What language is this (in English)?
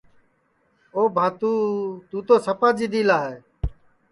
Sansi